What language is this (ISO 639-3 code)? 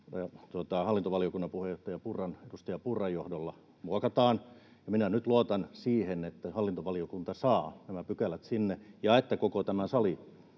fin